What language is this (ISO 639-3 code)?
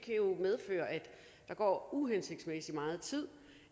dan